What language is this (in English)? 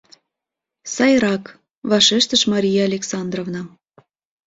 Mari